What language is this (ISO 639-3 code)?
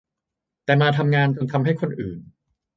tha